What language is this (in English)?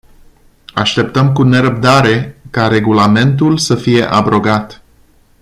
Romanian